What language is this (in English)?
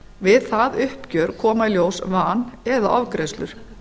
Icelandic